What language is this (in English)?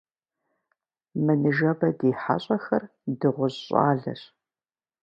Kabardian